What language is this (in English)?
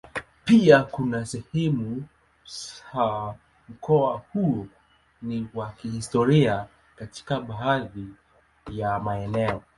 Swahili